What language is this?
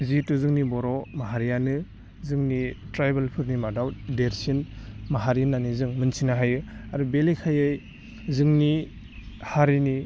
Bodo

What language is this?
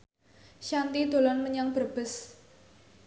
Javanese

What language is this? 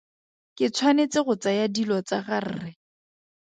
Tswana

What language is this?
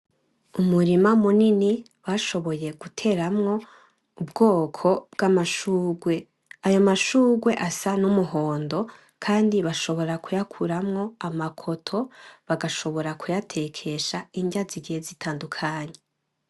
Rundi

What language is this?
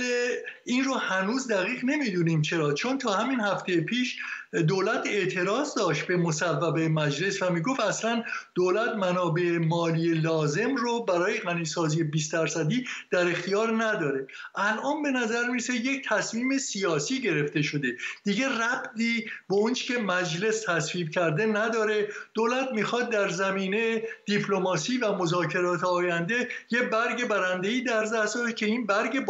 Persian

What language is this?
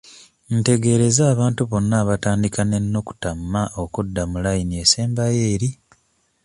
Ganda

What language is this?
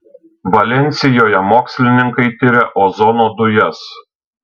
Lithuanian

